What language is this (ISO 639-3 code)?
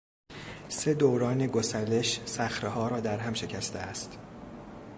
fas